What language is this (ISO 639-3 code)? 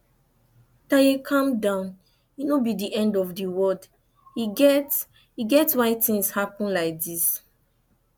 pcm